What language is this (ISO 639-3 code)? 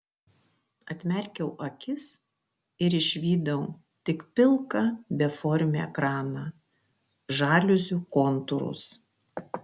lit